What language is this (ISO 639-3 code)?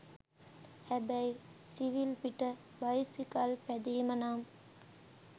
sin